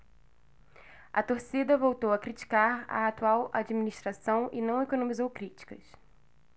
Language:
Portuguese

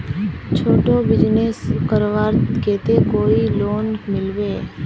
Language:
Magahi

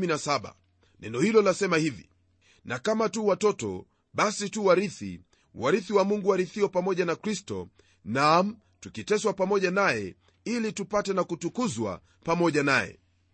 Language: Swahili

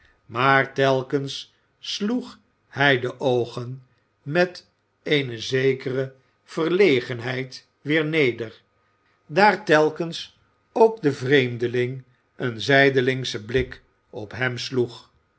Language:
Dutch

